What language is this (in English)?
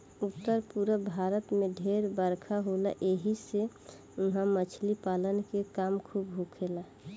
Bhojpuri